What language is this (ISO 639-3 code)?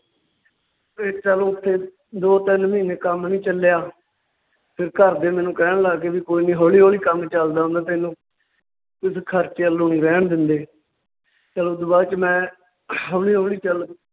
pan